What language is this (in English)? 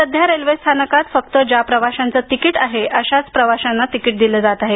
Marathi